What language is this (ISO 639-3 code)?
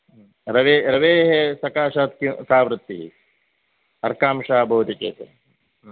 san